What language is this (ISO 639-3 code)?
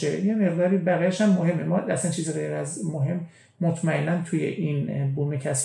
fas